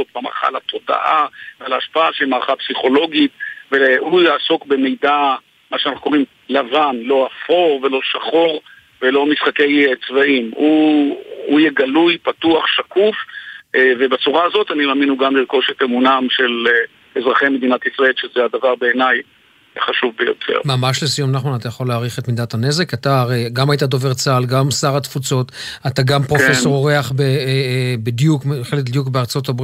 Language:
Hebrew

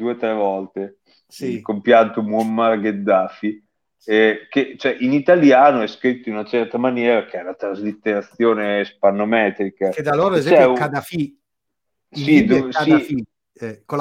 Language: Italian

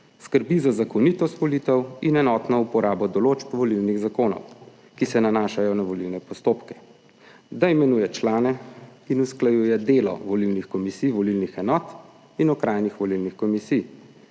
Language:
Slovenian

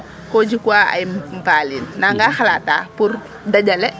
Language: Serer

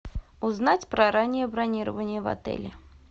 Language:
Russian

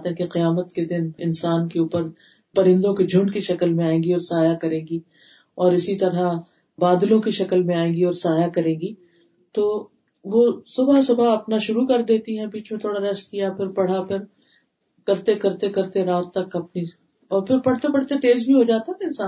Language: Urdu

